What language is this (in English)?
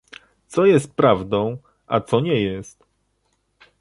Polish